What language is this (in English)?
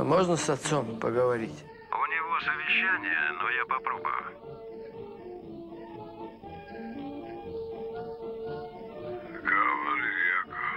Russian